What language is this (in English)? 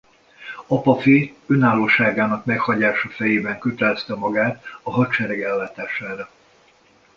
Hungarian